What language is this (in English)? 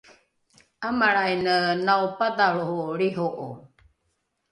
Rukai